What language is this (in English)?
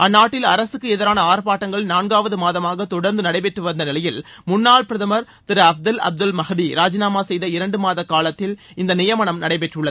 Tamil